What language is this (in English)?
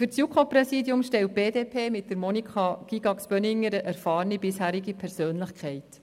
Swiss German